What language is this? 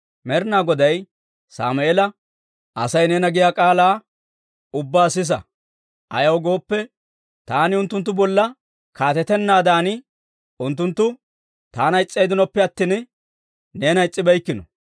Dawro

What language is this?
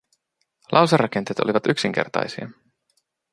Finnish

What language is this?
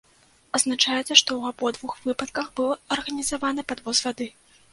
Belarusian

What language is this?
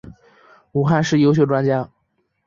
Chinese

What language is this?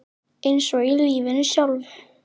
Icelandic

